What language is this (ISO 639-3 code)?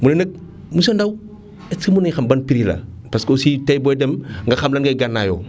wol